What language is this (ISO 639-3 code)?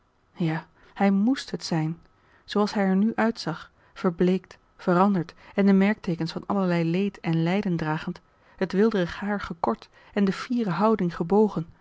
nld